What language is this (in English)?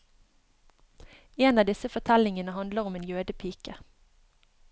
Norwegian